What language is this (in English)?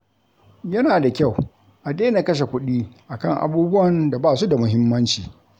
Hausa